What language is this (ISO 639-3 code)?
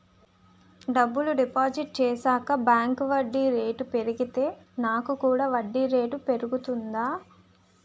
tel